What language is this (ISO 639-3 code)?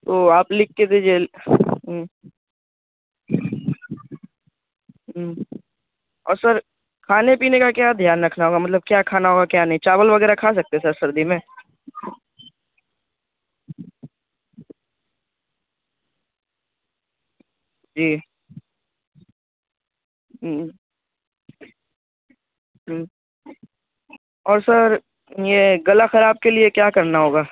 urd